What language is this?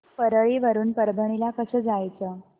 Marathi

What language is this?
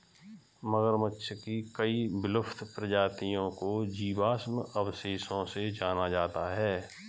Hindi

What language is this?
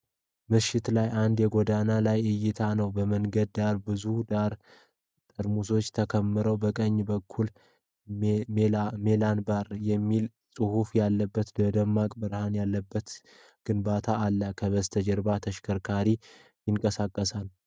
Amharic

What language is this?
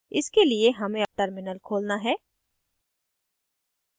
Hindi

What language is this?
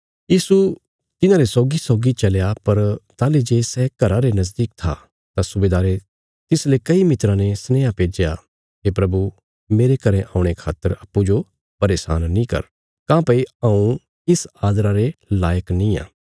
Bilaspuri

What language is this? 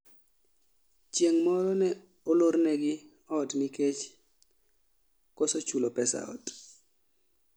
Luo (Kenya and Tanzania)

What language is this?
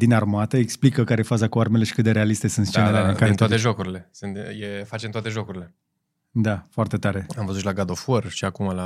Romanian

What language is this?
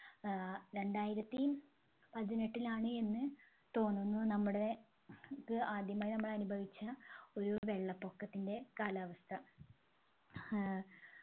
Malayalam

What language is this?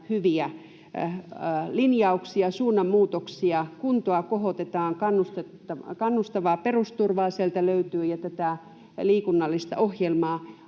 Finnish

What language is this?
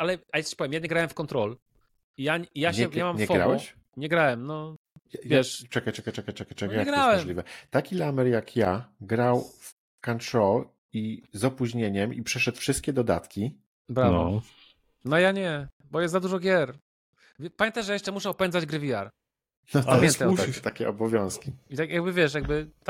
Polish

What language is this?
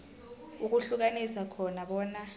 South Ndebele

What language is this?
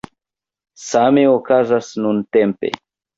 Esperanto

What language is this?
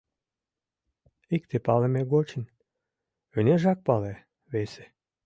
Mari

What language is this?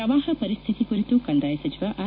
Kannada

